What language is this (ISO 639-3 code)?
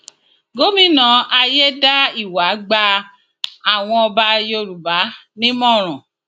yor